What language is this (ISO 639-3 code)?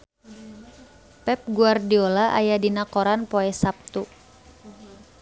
sun